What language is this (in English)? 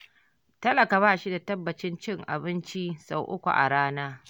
Hausa